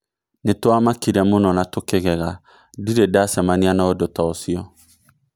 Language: Kikuyu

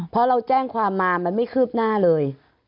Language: Thai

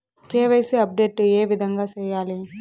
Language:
Telugu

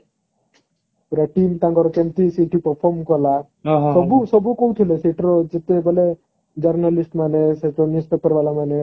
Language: Odia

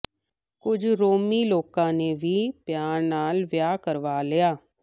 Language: Punjabi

